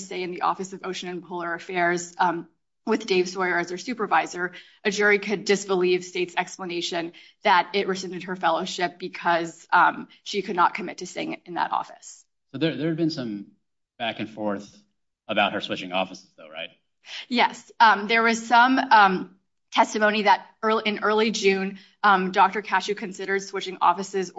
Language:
English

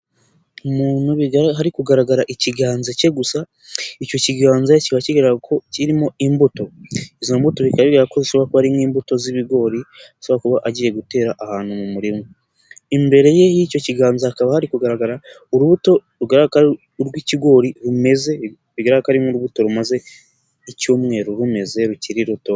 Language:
Kinyarwanda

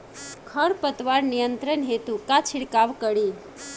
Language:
Bhojpuri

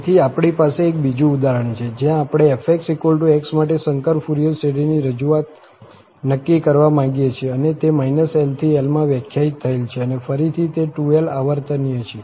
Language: Gujarati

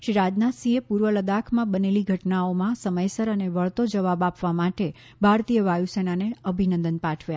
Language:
Gujarati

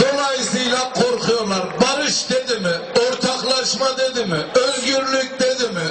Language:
Turkish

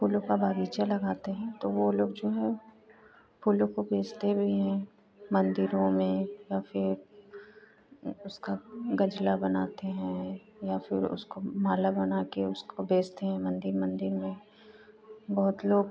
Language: Hindi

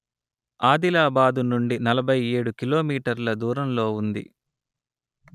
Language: Telugu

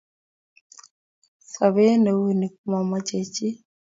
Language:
Kalenjin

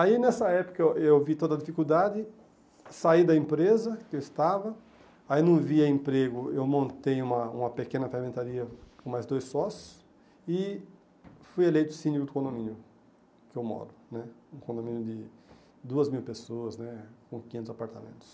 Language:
Portuguese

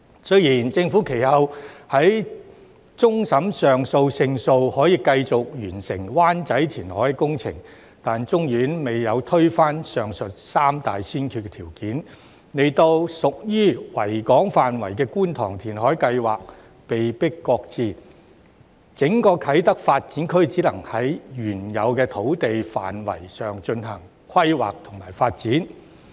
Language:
Cantonese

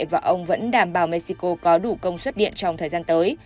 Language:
Vietnamese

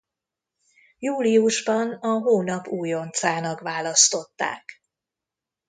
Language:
Hungarian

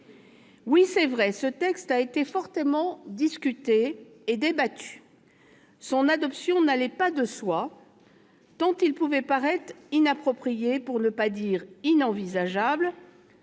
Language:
French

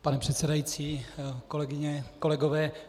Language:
Czech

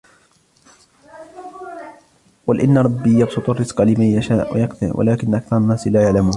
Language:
Arabic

